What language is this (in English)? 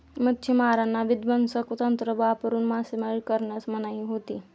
Marathi